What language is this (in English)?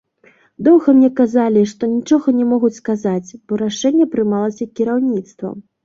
Belarusian